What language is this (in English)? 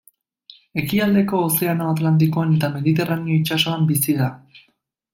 Basque